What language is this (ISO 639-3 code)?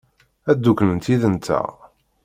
kab